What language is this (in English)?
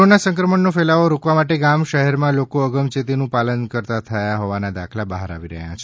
Gujarati